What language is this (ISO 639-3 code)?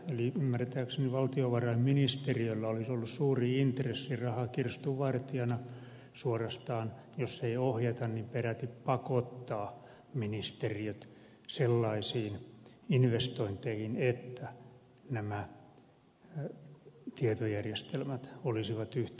fin